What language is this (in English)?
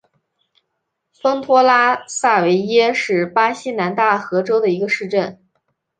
Chinese